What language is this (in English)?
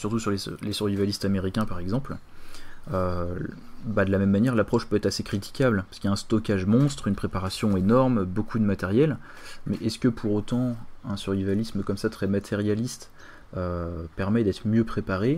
French